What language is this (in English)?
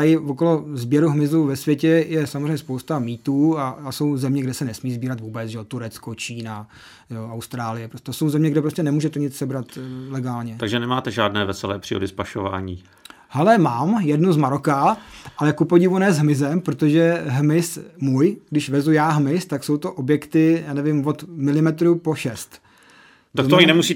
Czech